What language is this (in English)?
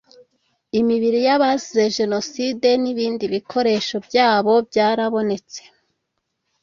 Kinyarwanda